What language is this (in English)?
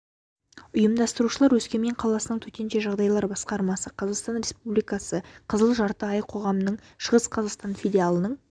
Kazakh